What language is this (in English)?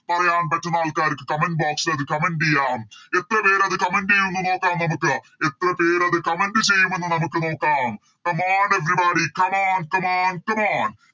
Malayalam